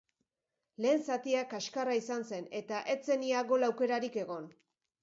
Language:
Basque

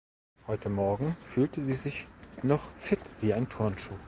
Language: German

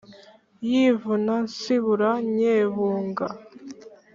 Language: Kinyarwanda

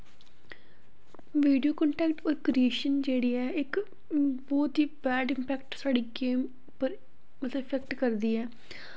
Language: Dogri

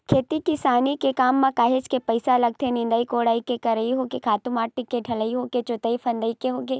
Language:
Chhattisgarhi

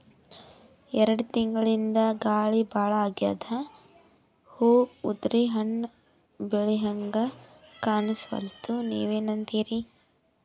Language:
Kannada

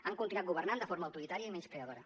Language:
Catalan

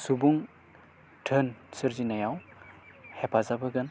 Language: Bodo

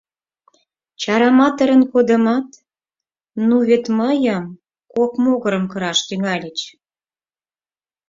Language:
Mari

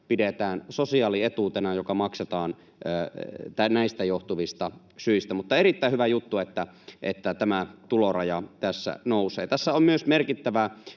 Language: Finnish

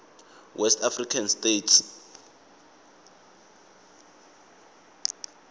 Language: Swati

